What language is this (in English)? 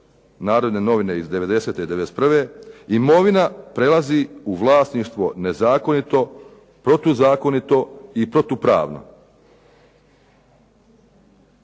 Croatian